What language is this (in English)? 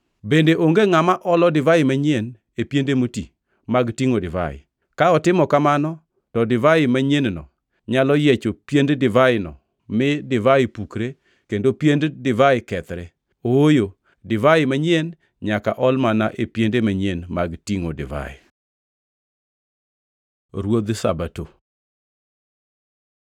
Luo (Kenya and Tanzania)